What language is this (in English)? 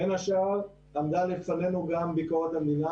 Hebrew